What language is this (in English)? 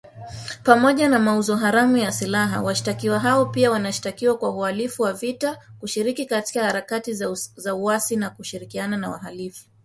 Swahili